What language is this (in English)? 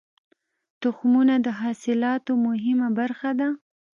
Pashto